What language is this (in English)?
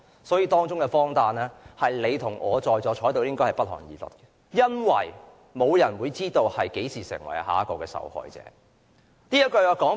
Cantonese